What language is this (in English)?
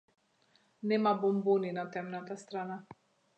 Macedonian